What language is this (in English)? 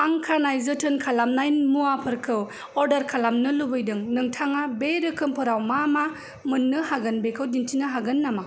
Bodo